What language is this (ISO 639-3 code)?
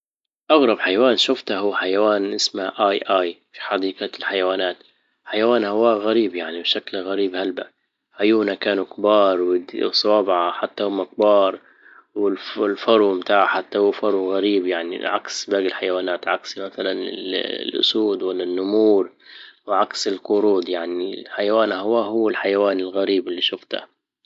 ayl